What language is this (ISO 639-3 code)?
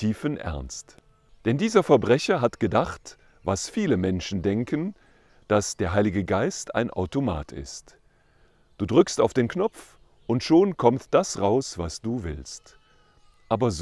deu